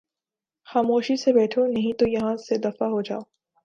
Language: Urdu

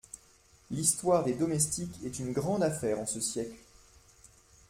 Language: French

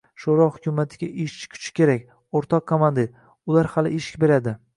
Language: Uzbek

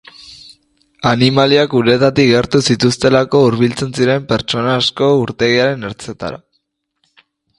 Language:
Basque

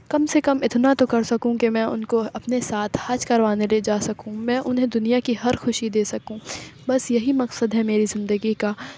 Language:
Urdu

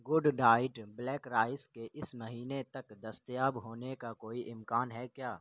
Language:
Urdu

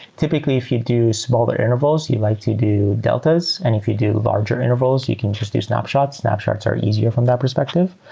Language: English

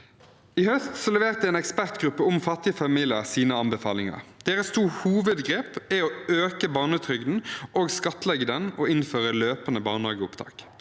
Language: Norwegian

